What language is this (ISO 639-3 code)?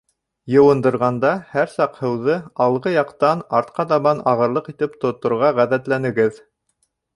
bak